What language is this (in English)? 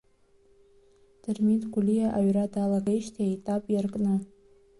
Abkhazian